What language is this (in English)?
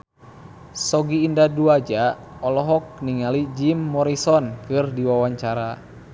Sundanese